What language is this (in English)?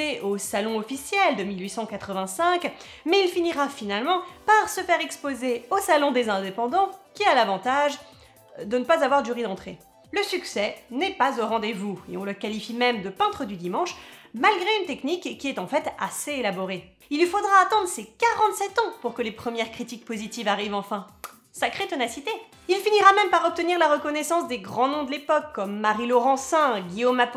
French